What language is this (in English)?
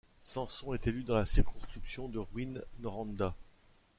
French